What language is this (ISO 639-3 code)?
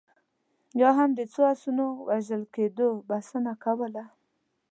pus